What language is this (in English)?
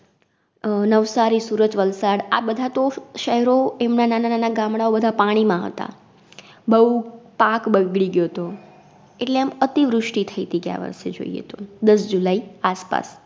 Gujarati